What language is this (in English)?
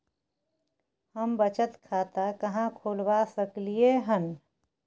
Maithili